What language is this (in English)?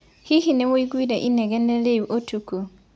Kikuyu